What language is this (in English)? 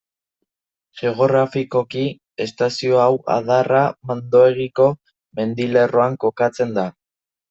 Basque